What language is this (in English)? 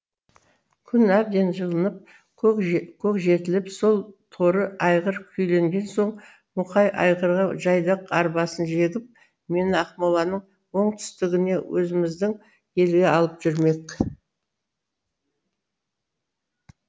Kazakh